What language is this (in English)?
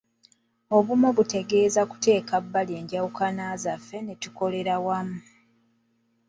Ganda